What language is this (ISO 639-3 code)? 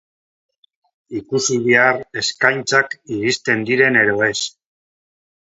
eus